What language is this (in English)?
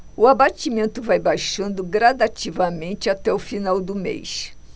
Portuguese